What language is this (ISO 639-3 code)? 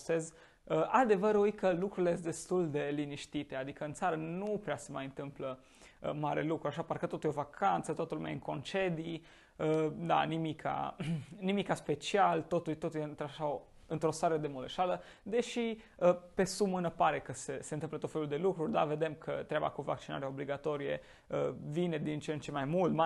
ron